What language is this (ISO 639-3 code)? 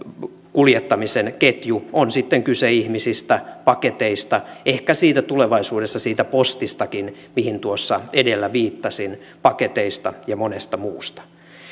fin